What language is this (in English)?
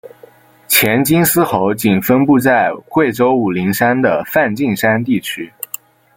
Chinese